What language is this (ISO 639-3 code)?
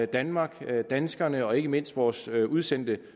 dan